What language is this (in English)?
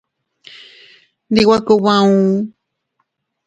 Teutila Cuicatec